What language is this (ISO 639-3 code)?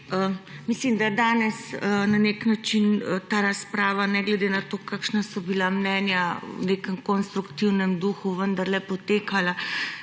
slv